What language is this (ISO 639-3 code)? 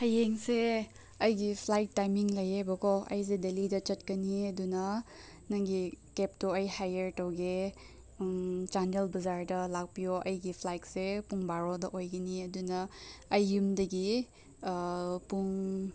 mni